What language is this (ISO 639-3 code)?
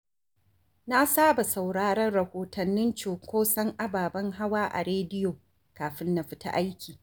hau